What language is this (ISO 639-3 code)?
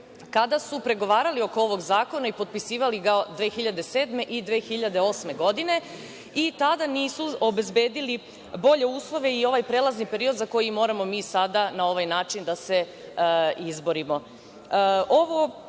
srp